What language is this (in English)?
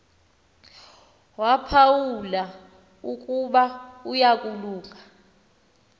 Xhosa